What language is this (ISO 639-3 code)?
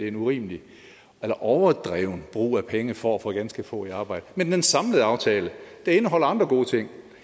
dan